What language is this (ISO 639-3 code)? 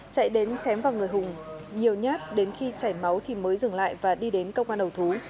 vie